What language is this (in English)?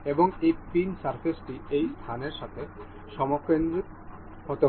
Bangla